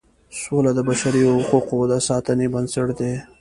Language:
Pashto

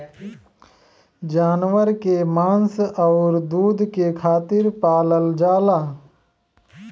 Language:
Bhojpuri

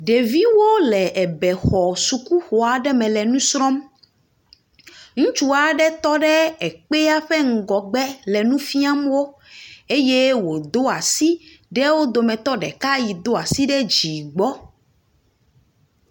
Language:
Ewe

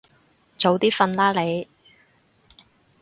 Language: Cantonese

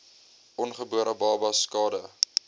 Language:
Afrikaans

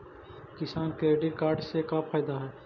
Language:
Magahi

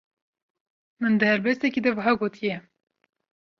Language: Kurdish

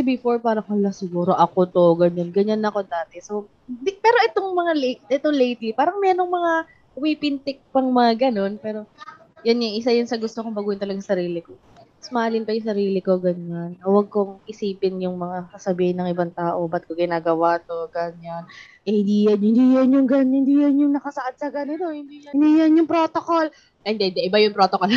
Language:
Filipino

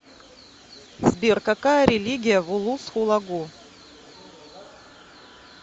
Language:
Russian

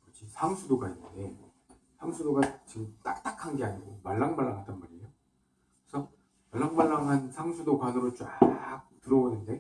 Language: Korean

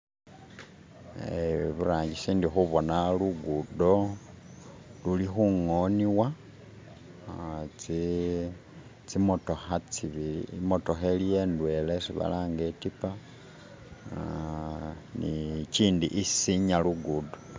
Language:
Masaaba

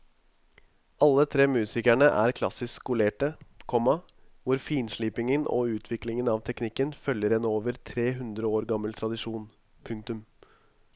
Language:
Norwegian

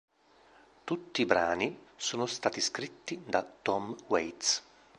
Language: Italian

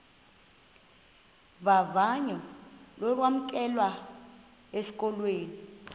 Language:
Xhosa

